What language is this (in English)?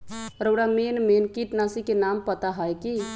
Magahi